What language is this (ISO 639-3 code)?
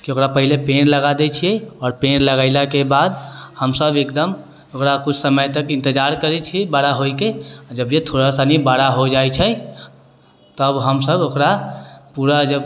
mai